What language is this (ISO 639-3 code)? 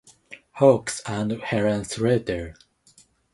eng